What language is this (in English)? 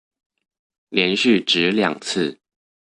Chinese